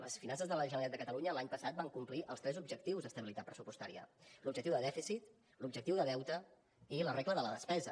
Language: Catalan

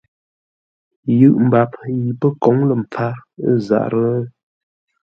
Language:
Ngombale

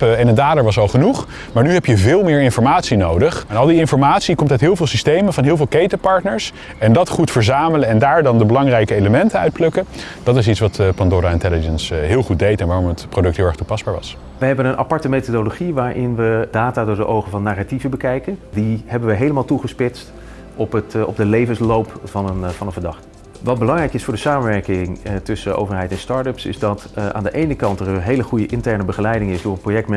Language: Dutch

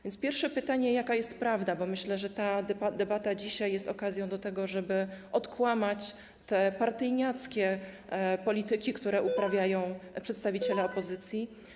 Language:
Polish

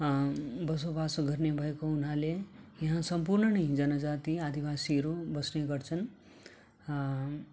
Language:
Nepali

